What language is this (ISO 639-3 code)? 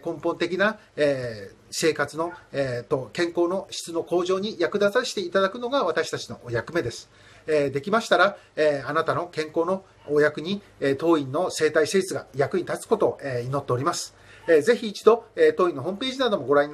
jpn